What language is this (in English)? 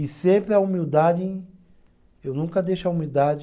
Portuguese